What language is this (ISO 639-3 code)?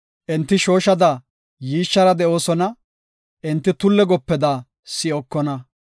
gof